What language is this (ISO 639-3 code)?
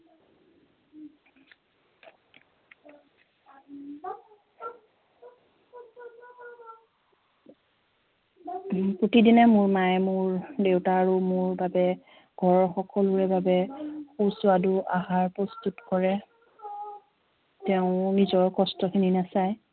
asm